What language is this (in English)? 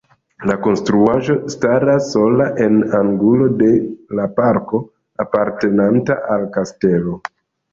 Esperanto